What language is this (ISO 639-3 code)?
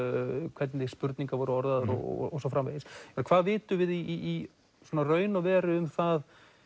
isl